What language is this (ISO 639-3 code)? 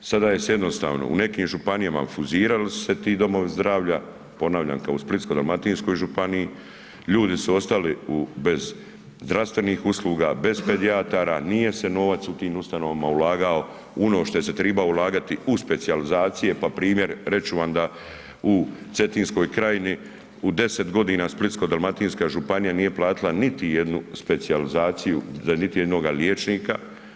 hrv